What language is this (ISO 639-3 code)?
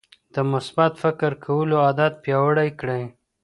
pus